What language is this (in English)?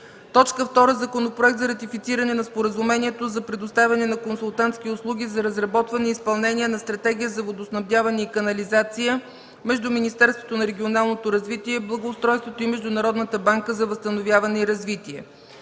Bulgarian